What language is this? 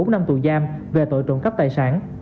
Vietnamese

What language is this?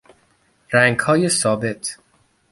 Persian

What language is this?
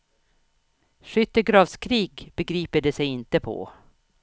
Swedish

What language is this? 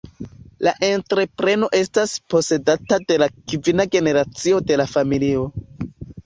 Esperanto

